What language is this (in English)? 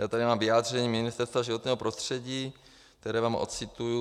Czech